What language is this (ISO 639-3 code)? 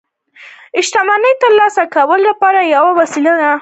pus